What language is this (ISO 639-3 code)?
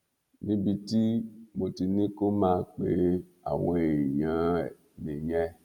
yor